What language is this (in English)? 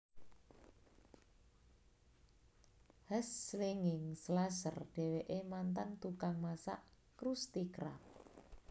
Javanese